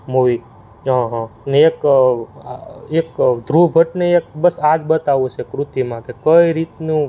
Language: Gujarati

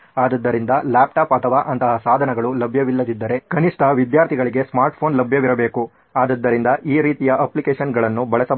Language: Kannada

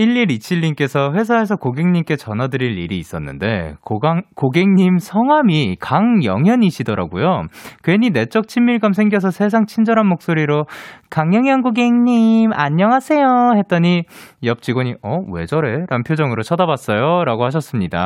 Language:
Korean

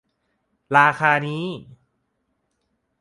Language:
Thai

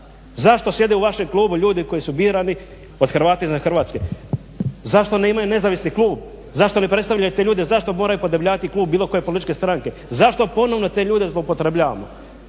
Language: Croatian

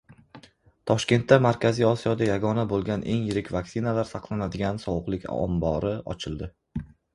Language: Uzbek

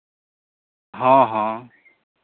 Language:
Santali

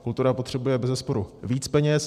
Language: Czech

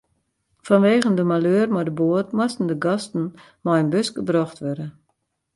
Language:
Western Frisian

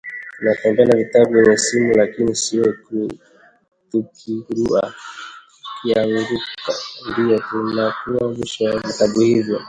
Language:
Swahili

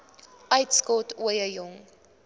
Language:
Afrikaans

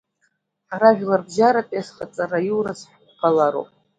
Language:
Abkhazian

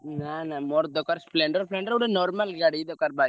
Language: Odia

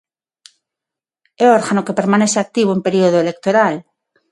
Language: Galician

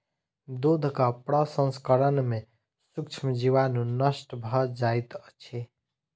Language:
Maithili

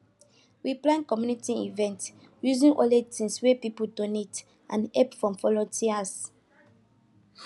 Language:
Nigerian Pidgin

